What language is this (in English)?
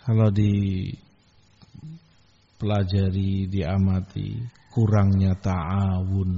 Indonesian